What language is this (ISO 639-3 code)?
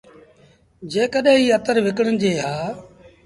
sbn